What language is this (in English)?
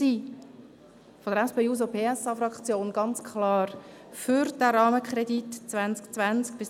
Swiss German